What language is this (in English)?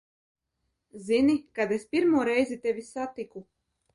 Latvian